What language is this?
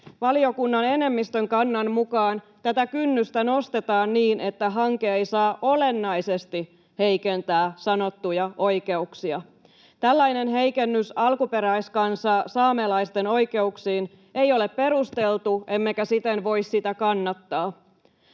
Finnish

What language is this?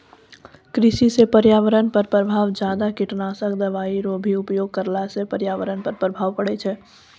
Maithili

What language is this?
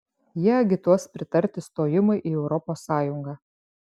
Lithuanian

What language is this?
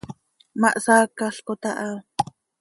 Seri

